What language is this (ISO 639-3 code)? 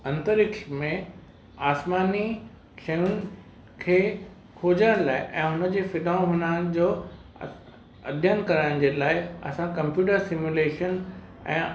snd